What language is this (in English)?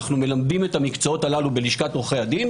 Hebrew